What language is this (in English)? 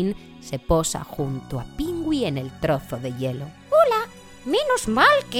Spanish